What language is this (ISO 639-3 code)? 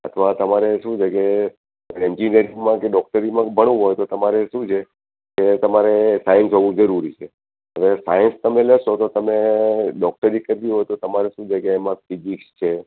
guj